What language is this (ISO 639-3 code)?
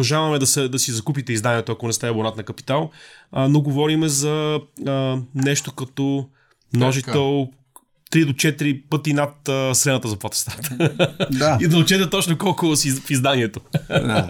bul